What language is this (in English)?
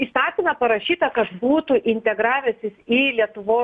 Lithuanian